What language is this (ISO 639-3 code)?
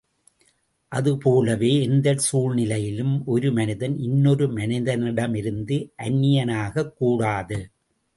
tam